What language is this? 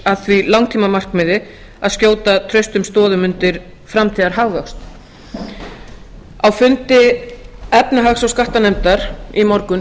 Icelandic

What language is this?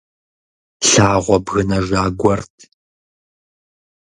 Kabardian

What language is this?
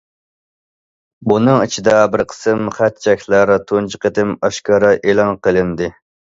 Uyghur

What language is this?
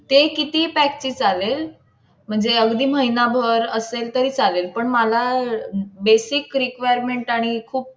Marathi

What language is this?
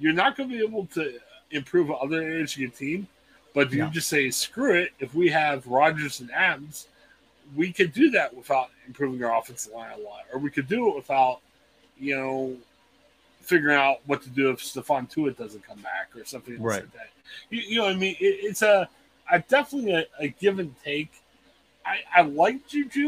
English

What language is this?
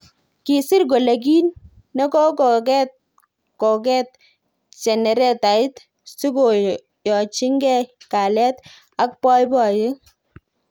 Kalenjin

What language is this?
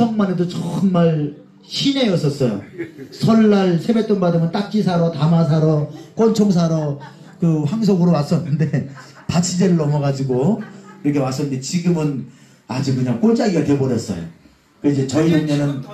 Korean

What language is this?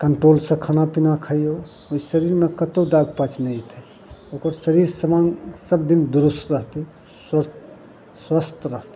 Maithili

